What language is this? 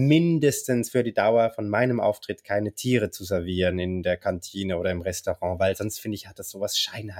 German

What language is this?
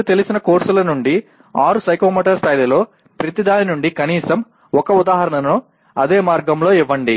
Telugu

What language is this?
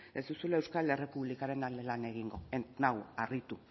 Basque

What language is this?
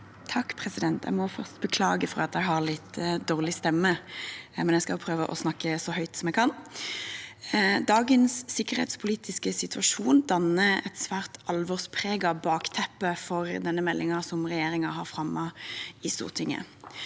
Norwegian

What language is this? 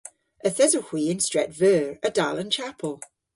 Cornish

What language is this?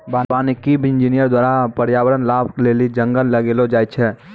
Maithili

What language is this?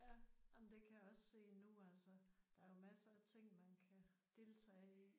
Danish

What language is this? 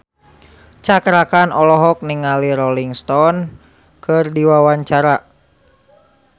Sundanese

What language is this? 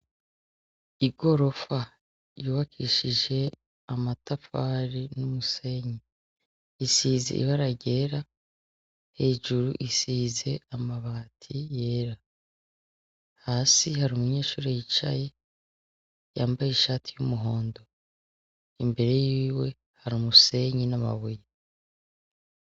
Rundi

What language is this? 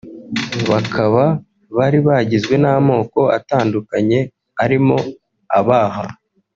Kinyarwanda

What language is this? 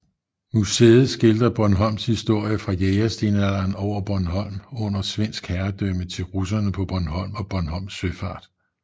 Danish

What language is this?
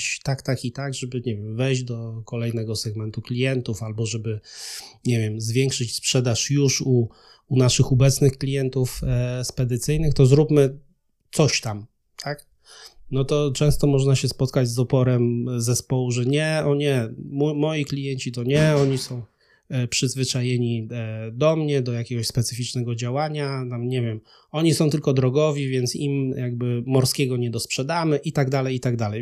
Polish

